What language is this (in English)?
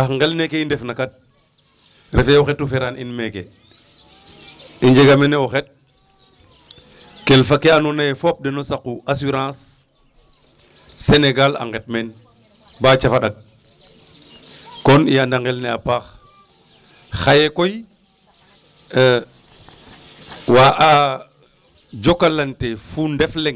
Wolof